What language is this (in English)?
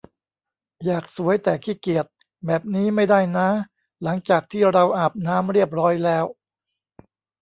Thai